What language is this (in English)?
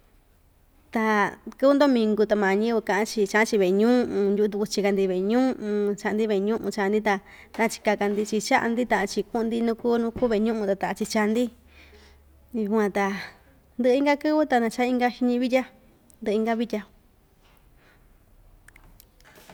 Ixtayutla Mixtec